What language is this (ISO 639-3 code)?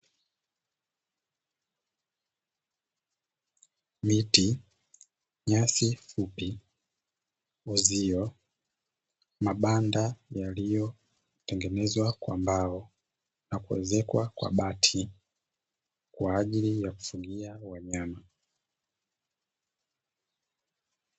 swa